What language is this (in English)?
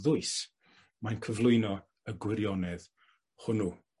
Welsh